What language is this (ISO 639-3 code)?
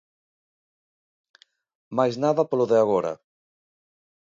glg